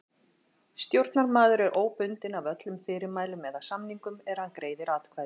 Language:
Icelandic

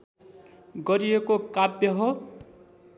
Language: Nepali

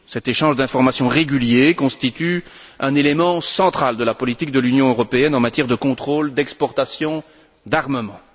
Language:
French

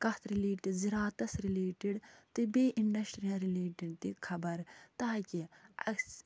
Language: Kashmiri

